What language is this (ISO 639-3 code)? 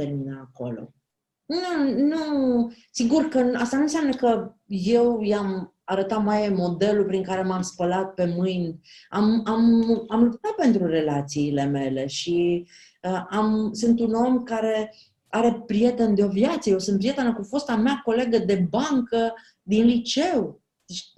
ron